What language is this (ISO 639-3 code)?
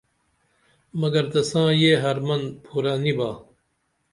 dml